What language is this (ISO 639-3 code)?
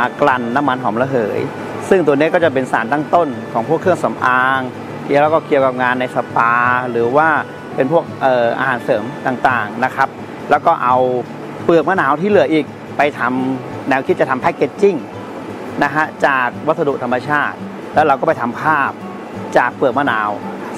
tha